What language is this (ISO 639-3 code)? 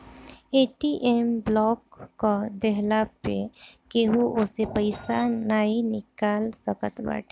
bho